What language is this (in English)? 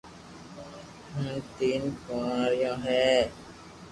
Loarki